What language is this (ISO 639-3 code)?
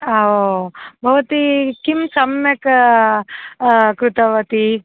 san